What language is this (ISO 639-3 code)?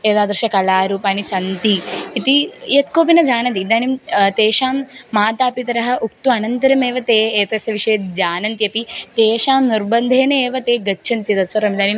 san